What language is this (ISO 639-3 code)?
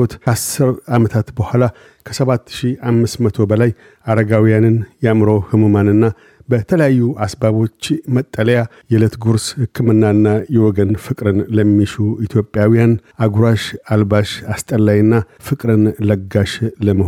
amh